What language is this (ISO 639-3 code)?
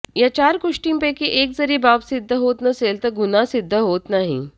mar